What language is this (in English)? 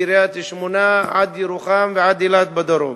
Hebrew